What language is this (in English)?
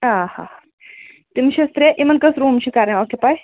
Kashmiri